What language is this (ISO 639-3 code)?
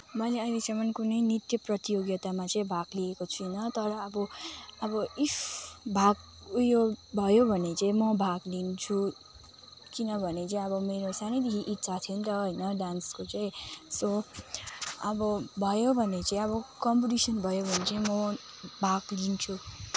nep